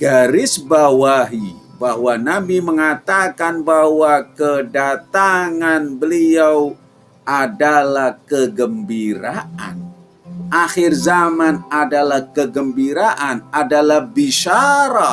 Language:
Indonesian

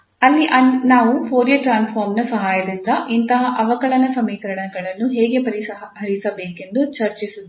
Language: Kannada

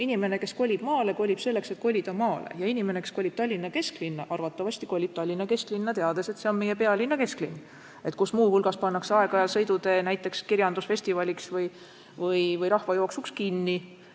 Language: Estonian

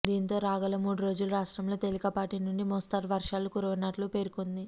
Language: Telugu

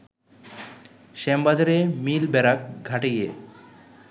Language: Bangla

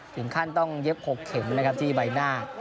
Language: Thai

